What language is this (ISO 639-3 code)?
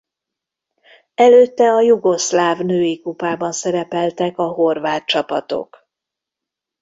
hun